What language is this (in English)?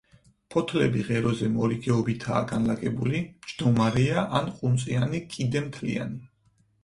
Georgian